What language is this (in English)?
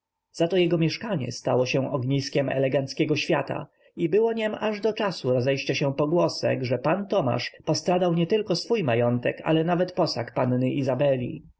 Polish